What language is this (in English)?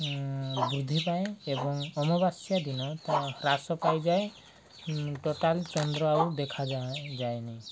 Odia